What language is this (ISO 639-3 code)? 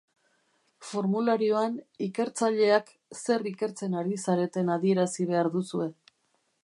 eus